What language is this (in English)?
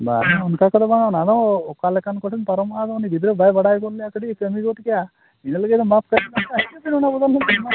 Santali